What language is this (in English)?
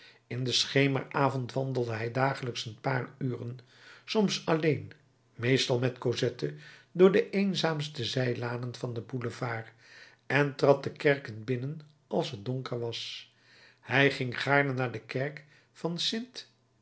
Dutch